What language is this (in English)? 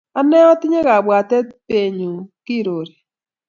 Kalenjin